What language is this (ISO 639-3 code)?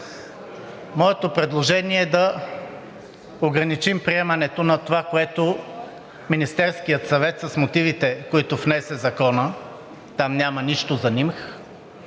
bul